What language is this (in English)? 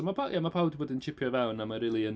Welsh